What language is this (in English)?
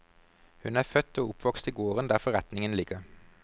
Norwegian